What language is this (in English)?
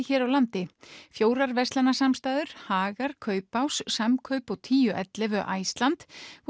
Icelandic